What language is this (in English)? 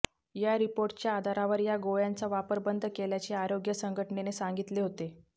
Marathi